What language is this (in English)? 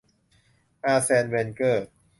Thai